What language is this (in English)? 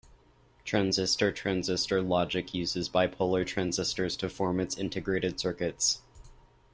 English